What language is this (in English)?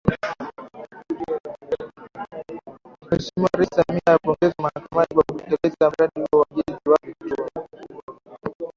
Swahili